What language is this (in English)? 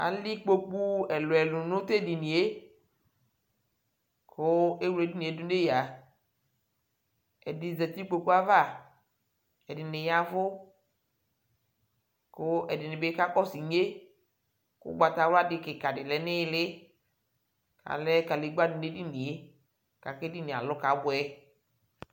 Ikposo